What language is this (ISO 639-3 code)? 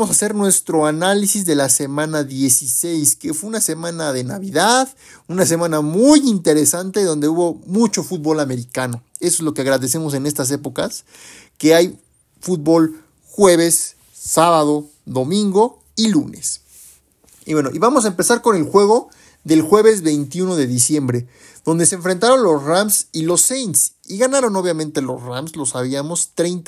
spa